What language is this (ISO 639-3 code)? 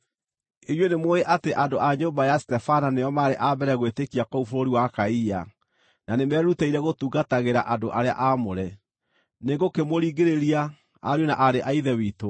kik